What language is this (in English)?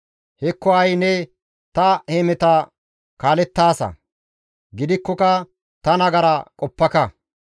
Gamo